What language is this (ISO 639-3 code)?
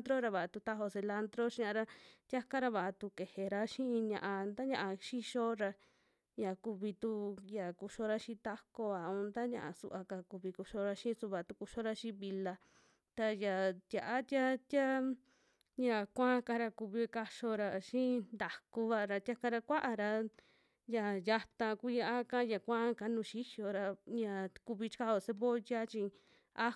jmx